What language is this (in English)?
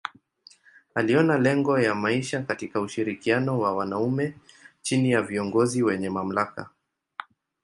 Swahili